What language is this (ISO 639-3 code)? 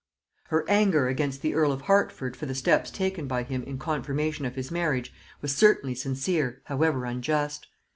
eng